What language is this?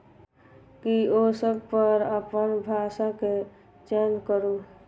Maithili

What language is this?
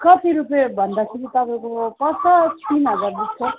Nepali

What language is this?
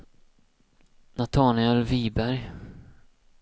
Swedish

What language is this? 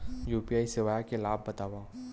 Chhattisgarhi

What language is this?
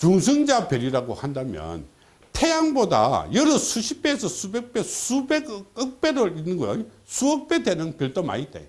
Korean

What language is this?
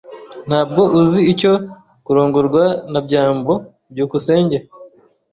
Kinyarwanda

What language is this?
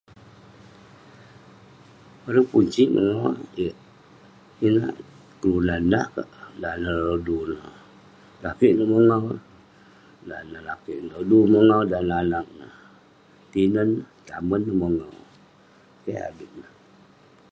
Western Penan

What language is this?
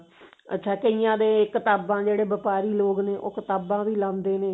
Punjabi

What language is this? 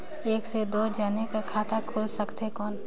Chhattisgarhi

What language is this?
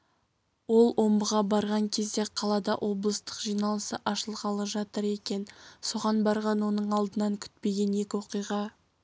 Kazakh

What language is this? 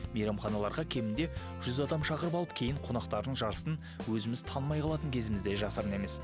Kazakh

